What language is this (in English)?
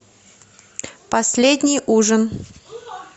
Russian